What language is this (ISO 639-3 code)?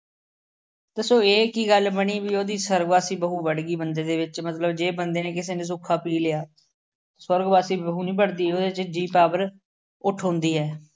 pan